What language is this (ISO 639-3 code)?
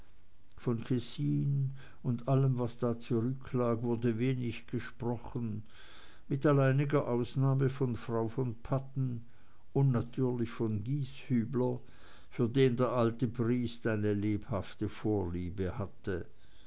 deu